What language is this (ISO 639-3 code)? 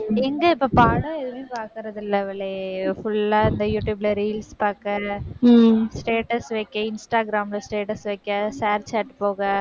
tam